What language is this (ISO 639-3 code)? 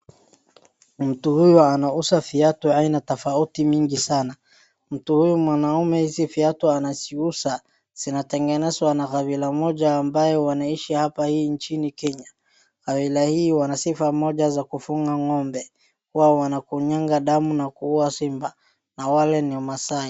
swa